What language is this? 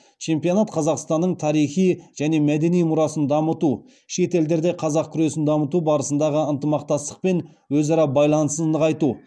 Kazakh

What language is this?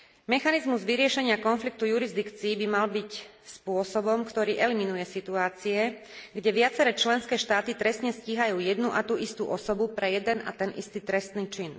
Slovak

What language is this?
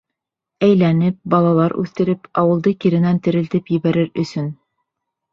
Bashkir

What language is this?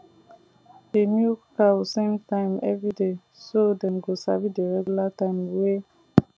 Nigerian Pidgin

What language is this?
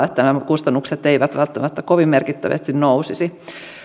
Finnish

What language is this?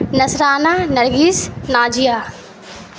Urdu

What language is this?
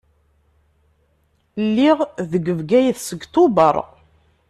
Kabyle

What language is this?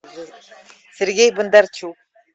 Russian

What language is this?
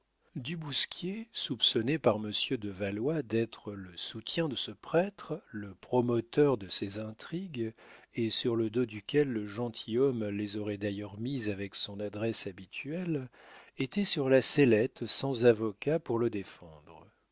French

